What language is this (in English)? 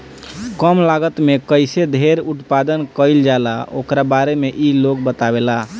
Bhojpuri